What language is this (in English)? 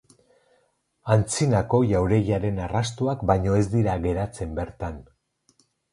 Basque